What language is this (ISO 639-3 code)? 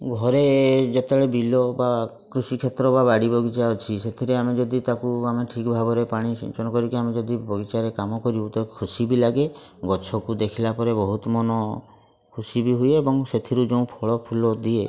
ori